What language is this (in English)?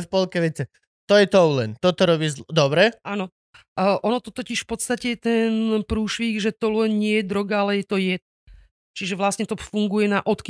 Slovak